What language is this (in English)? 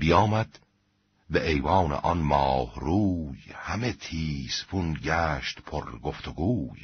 Persian